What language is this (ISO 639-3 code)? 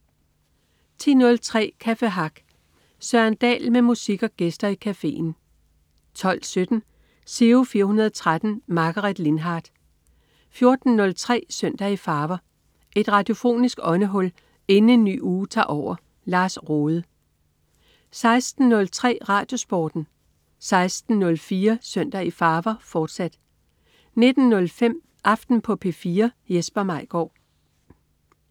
dan